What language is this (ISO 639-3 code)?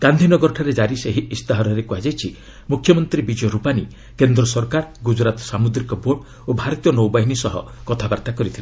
ori